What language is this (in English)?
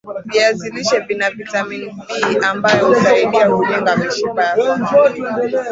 Swahili